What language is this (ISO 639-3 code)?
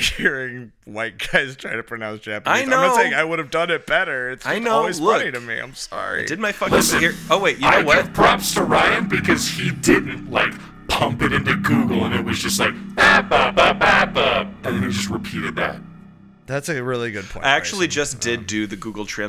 eng